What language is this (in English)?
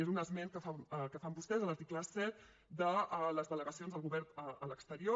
Catalan